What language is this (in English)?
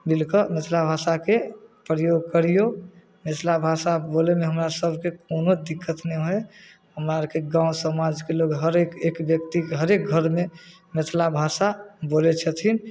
Maithili